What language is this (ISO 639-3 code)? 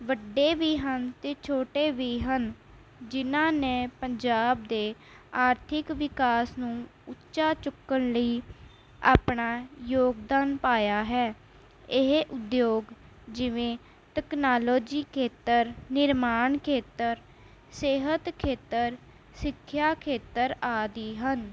pan